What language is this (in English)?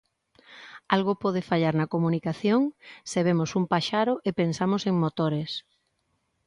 Galician